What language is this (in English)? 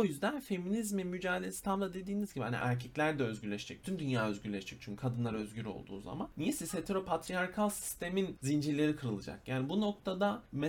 Turkish